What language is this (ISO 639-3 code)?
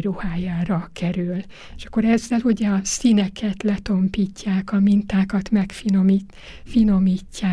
hun